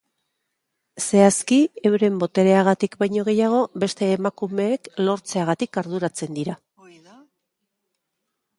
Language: Basque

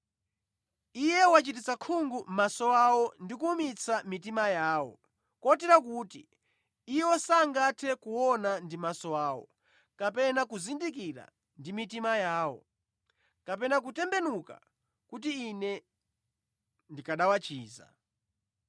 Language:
Nyanja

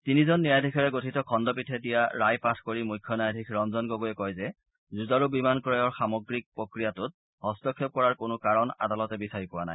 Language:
Assamese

